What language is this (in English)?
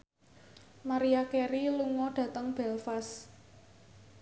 Javanese